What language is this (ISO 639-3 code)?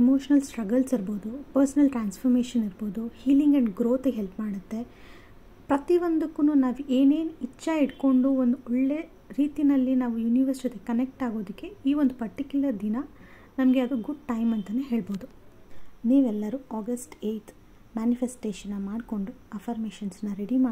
kan